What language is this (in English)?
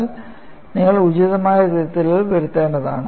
Malayalam